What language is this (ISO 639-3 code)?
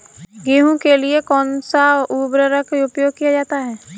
hin